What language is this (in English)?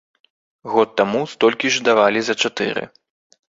Belarusian